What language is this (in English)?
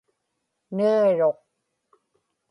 Inupiaq